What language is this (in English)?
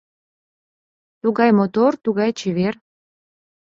Mari